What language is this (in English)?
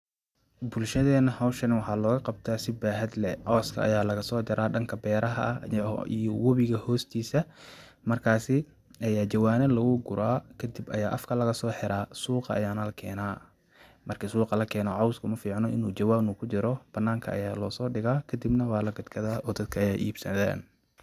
Somali